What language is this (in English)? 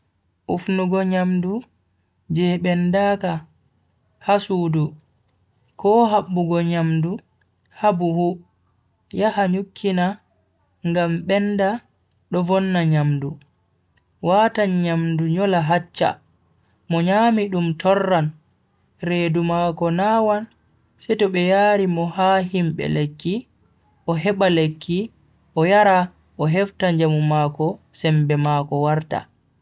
Bagirmi Fulfulde